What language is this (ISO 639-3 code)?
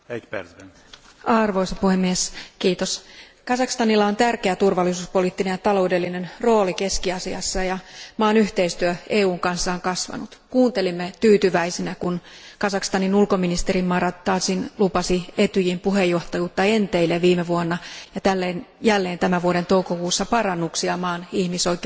fin